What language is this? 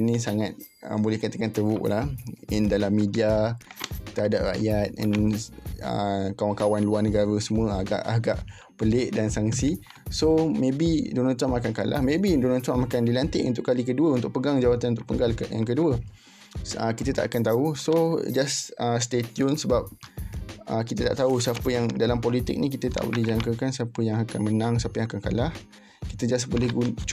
Malay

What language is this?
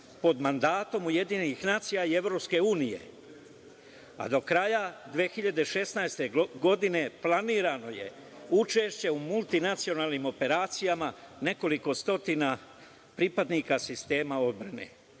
Serbian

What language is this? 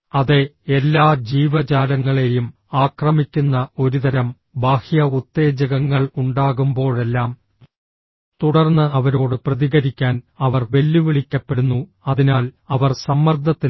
Malayalam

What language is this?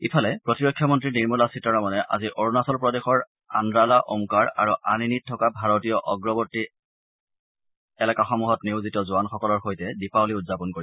Assamese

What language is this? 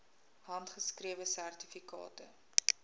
Afrikaans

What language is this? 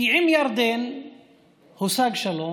Hebrew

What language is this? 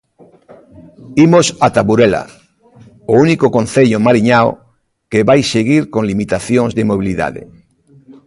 Galician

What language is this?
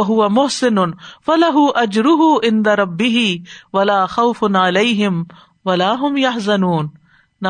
Urdu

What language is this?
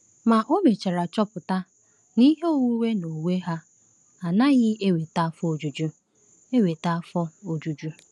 Igbo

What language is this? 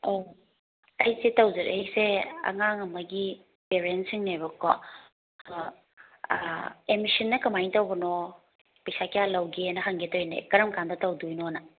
Manipuri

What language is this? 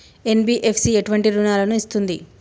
Telugu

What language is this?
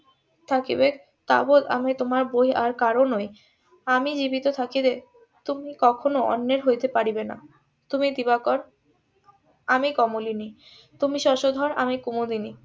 Bangla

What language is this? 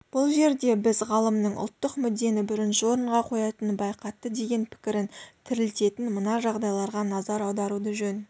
Kazakh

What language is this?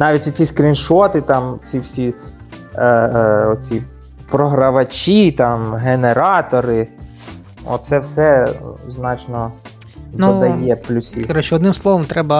Ukrainian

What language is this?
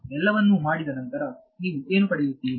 Kannada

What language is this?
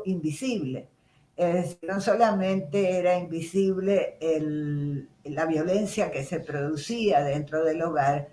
Spanish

